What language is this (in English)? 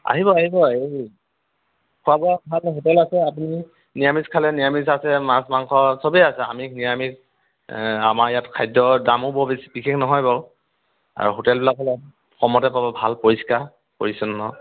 Assamese